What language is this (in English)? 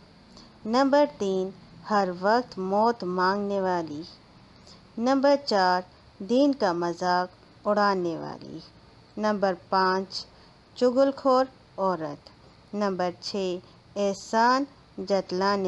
Hindi